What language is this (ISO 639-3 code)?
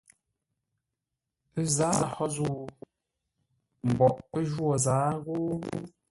nla